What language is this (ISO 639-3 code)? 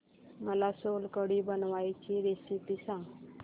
mar